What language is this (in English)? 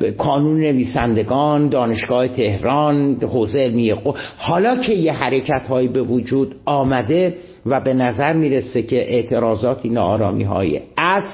Persian